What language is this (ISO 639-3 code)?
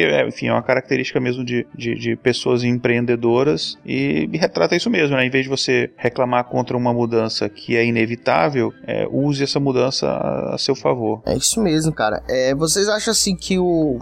por